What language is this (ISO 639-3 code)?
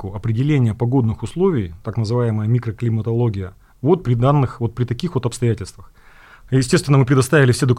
rus